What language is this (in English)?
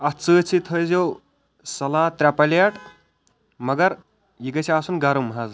Kashmiri